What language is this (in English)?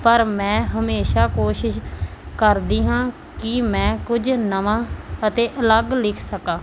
Punjabi